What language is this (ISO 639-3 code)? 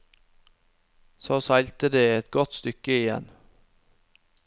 nor